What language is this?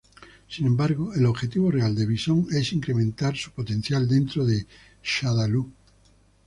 Spanish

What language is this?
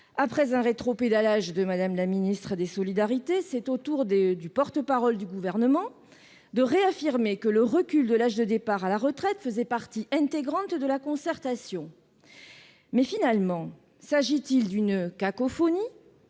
French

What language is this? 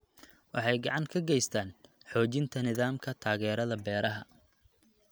Somali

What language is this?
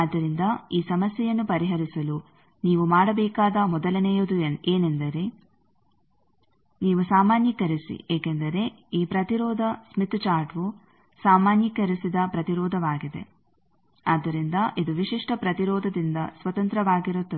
Kannada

